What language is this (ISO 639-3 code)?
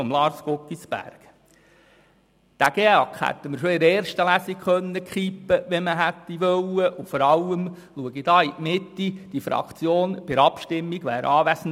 gsw